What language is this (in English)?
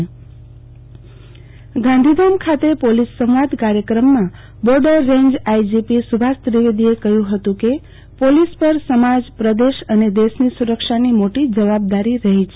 Gujarati